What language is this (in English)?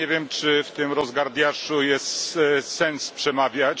Polish